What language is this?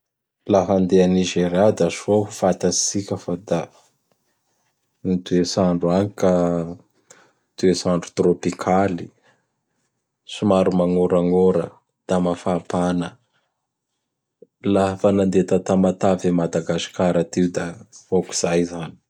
Bara Malagasy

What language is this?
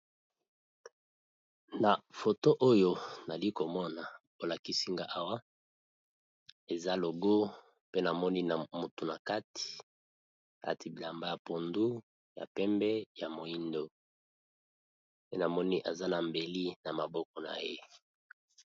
Lingala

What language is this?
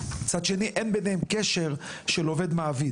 Hebrew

